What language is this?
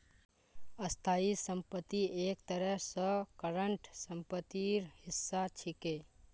Magahi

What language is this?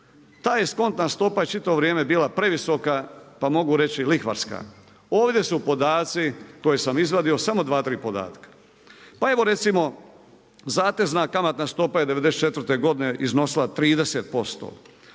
Croatian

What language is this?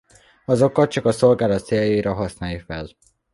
Hungarian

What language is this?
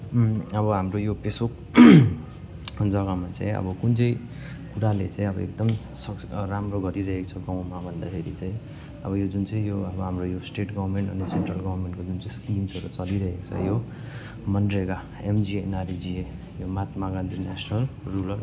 Nepali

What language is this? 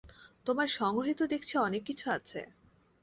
Bangla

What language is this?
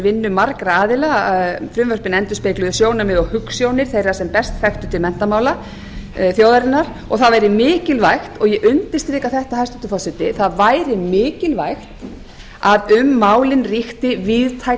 Icelandic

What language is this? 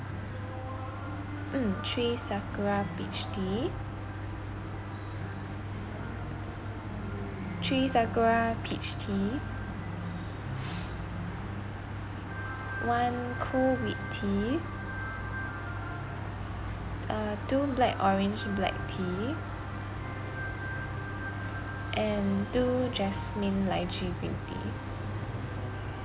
English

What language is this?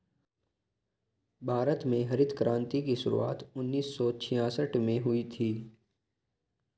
Hindi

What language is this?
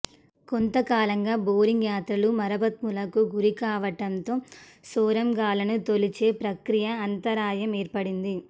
Telugu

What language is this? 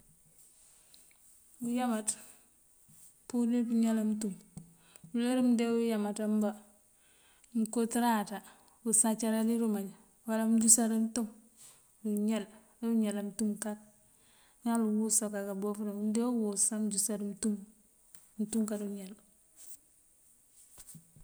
Mandjak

